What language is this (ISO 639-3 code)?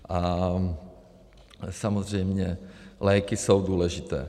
ces